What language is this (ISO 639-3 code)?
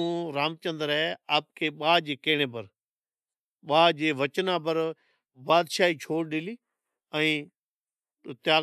odk